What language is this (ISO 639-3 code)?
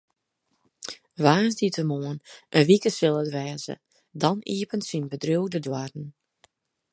fry